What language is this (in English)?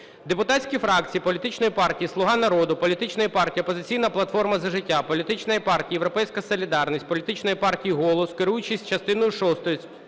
Ukrainian